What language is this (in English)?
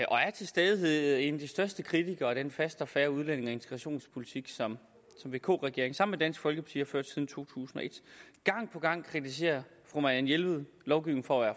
Danish